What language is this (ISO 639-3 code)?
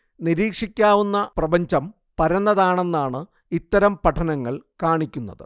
mal